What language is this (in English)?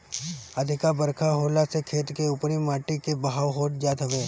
Bhojpuri